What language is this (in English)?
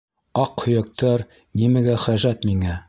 Bashkir